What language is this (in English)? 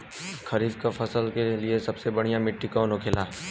Bhojpuri